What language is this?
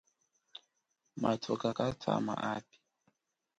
Chokwe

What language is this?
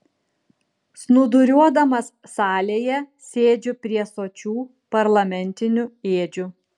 Lithuanian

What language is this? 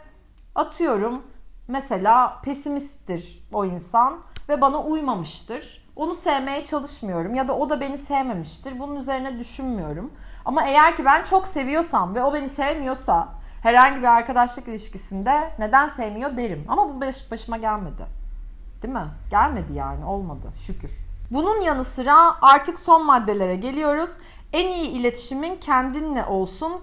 Turkish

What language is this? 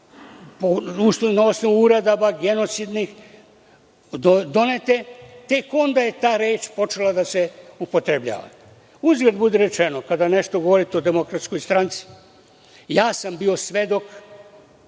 Serbian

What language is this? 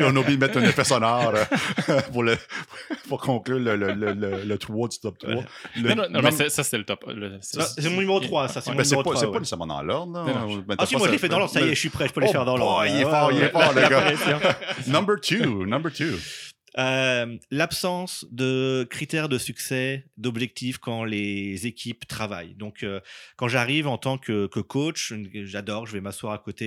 French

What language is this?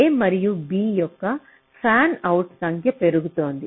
Telugu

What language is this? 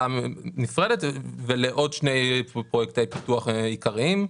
Hebrew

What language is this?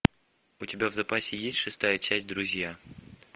Russian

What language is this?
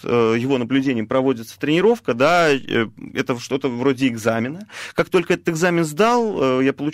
Russian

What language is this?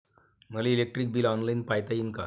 Marathi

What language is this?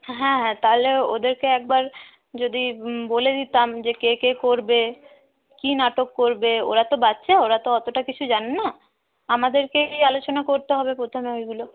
Bangla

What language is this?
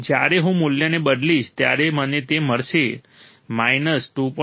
Gujarati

